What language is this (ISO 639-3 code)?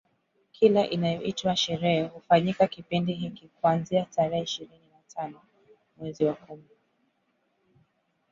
swa